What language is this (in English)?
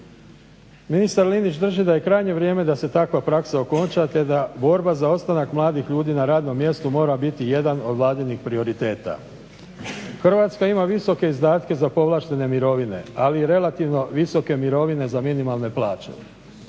Croatian